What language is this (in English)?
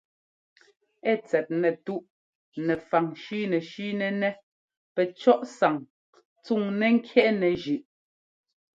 Ngomba